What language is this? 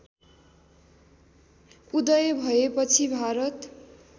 Nepali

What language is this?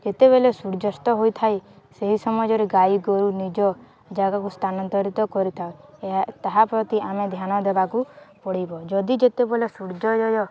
Odia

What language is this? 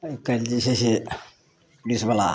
Maithili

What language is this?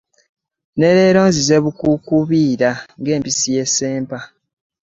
Ganda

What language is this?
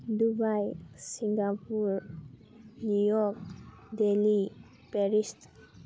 Manipuri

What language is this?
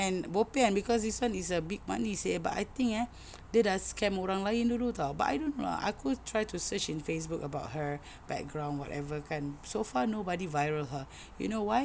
English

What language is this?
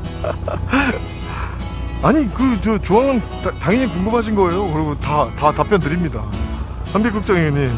Korean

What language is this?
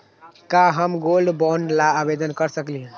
Magahi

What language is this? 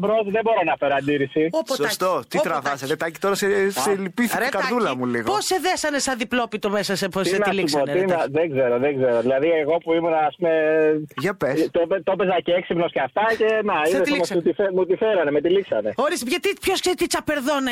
Greek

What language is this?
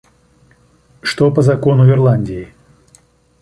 Russian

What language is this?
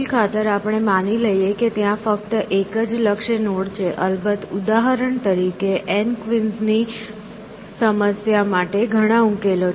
Gujarati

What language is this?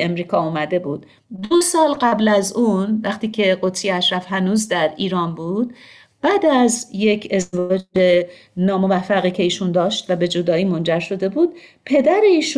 Persian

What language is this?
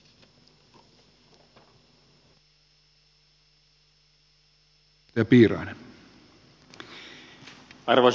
Finnish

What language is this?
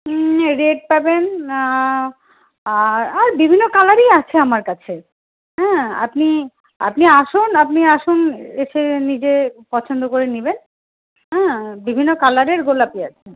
Bangla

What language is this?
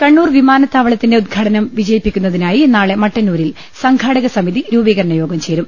Malayalam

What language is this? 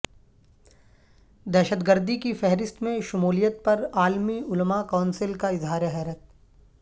Urdu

